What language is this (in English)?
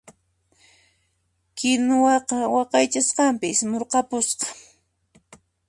Puno Quechua